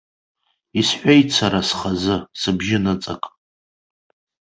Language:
Abkhazian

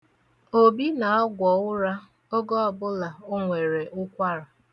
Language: Igbo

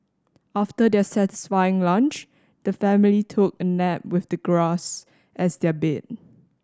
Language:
English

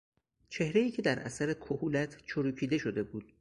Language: Persian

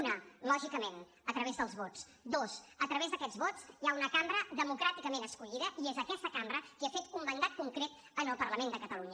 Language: Catalan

